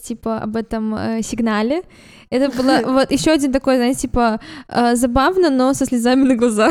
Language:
Russian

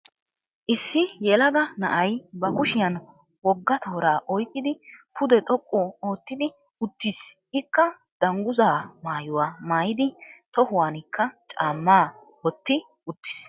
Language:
Wolaytta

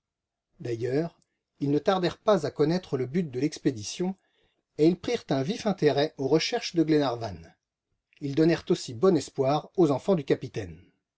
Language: French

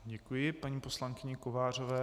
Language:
Czech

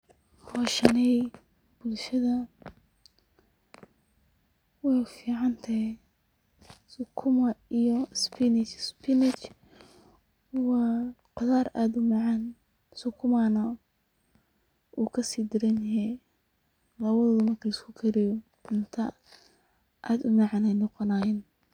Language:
Somali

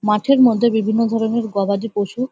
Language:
Bangla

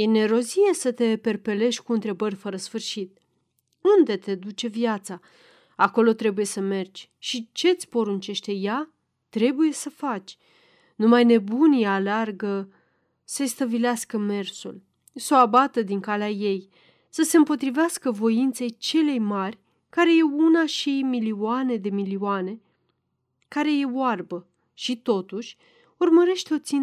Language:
Romanian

